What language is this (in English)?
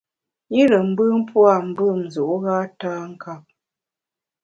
Bamun